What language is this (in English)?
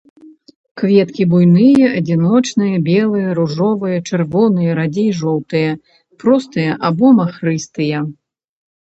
Belarusian